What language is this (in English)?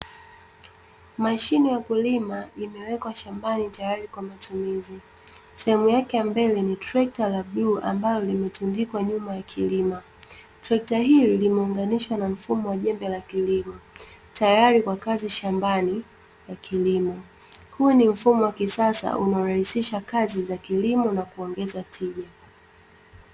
Swahili